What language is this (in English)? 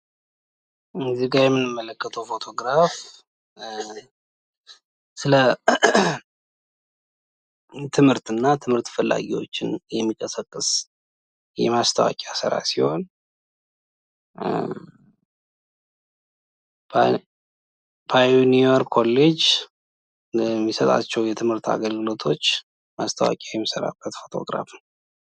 Amharic